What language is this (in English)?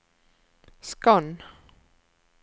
Norwegian